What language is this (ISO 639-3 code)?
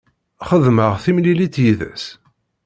kab